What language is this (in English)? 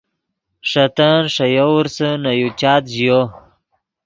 Yidgha